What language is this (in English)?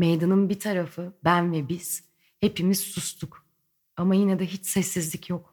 Turkish